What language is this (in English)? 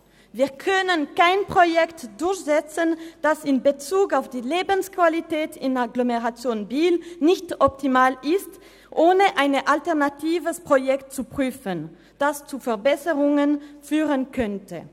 Swiss German